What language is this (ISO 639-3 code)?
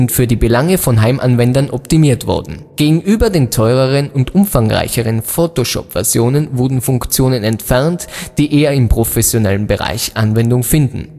deu